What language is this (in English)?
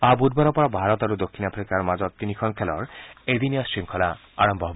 Assamese